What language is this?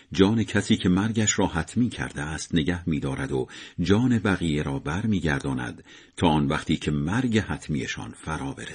Persian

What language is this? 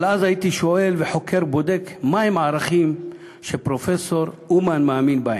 Hebrew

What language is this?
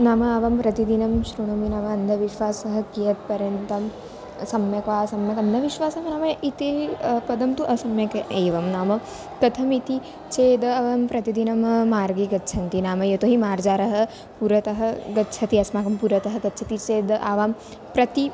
Sanskrit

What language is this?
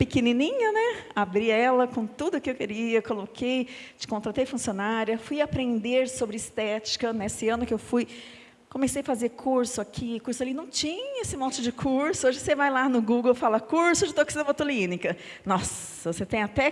Portuguese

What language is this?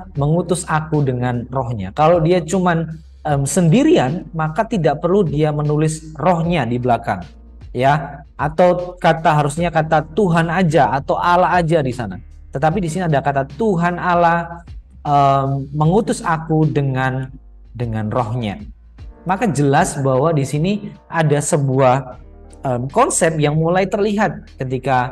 Indonesian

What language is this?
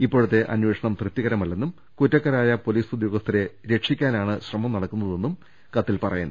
Malayalam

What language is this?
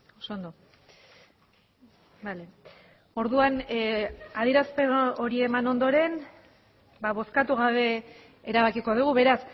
Basque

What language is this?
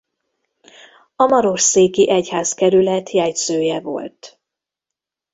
Hungarian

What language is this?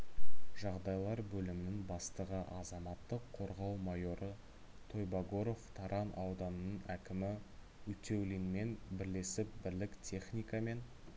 Kazakh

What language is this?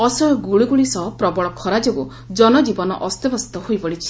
Odia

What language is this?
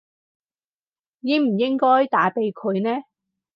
Cantonese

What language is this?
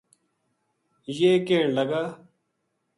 Gujari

